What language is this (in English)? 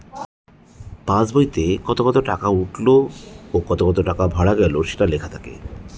Bangla